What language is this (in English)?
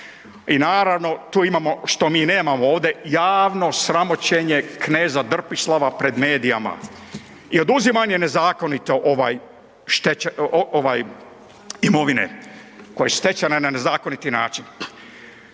Croatian